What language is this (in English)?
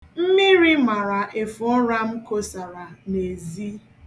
Igbo